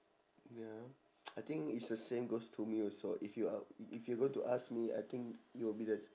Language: English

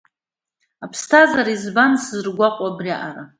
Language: Abkhazian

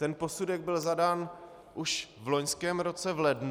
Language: Czech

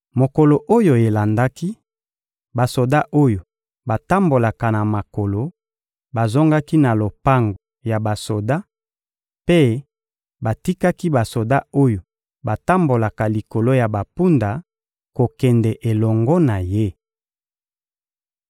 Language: Lingala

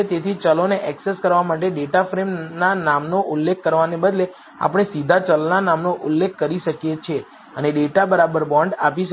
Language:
Gujarati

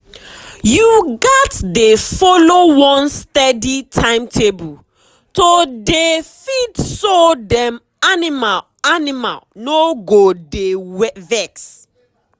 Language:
Nigerian Pidgin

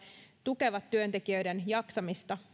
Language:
Finnish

